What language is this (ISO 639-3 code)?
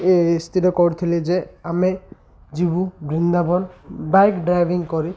ori